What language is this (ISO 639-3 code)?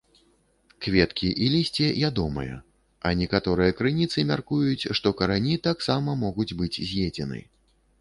bel